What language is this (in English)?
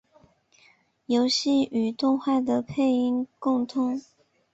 Chinese